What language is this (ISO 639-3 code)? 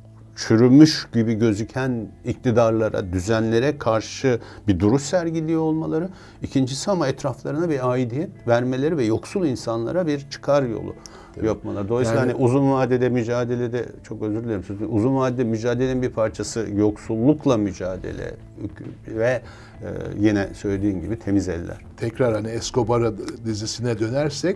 tur